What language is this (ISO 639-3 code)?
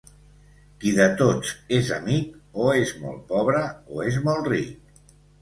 cat